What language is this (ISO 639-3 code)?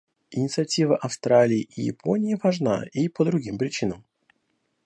rus